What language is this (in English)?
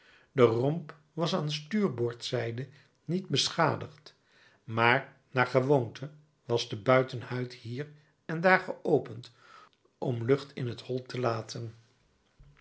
Dutch